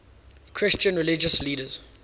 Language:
English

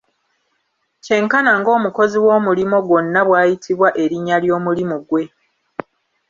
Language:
Ganda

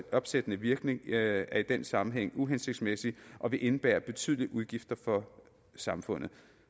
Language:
Danish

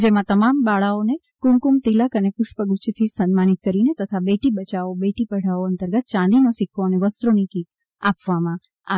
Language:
Gujarati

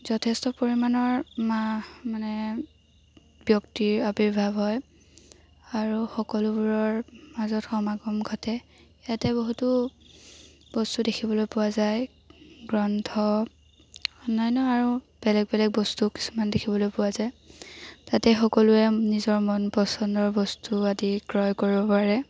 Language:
Assamese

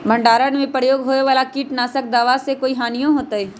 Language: Magahi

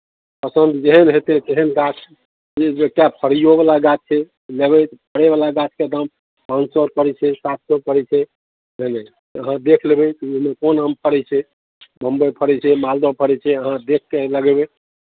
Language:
Maithili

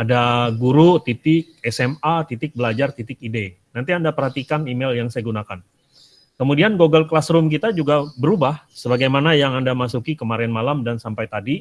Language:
Indonesian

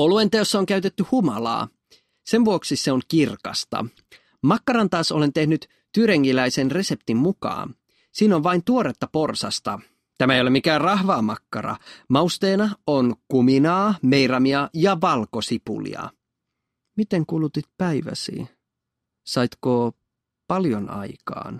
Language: Finnish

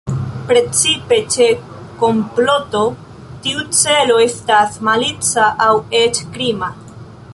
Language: Esperanto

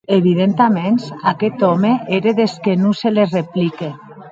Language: Occitan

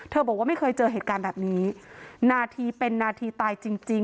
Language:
Thai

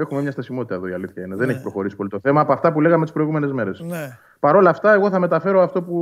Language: Greek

